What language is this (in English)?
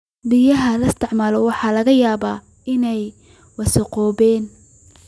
Somali